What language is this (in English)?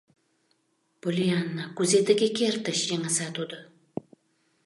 Mari